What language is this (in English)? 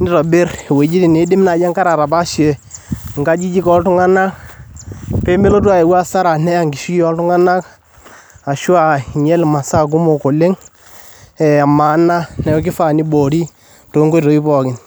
Masai